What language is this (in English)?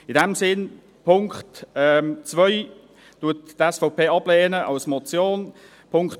Swiss German